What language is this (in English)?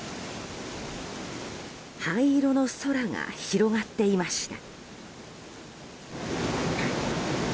Japanese